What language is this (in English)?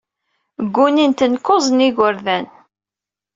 Kabyle